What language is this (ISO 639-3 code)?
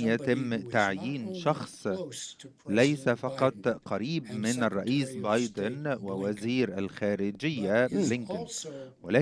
ara